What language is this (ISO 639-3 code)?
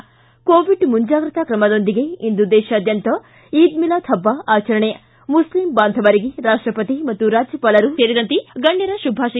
kan